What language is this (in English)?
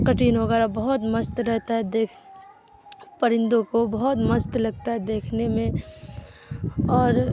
Urdu